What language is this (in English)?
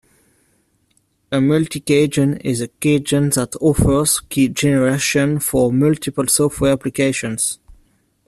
English